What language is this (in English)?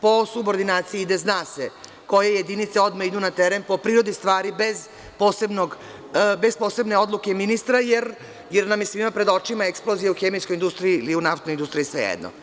Serbian